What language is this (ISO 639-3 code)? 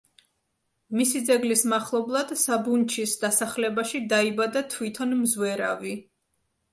kat